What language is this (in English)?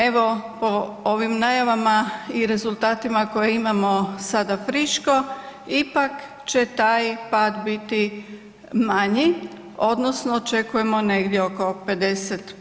Croatian